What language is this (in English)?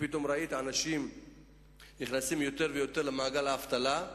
Hebrew